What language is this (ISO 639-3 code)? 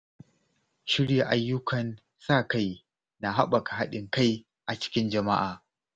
hau